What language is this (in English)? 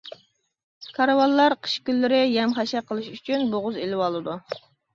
Uyghur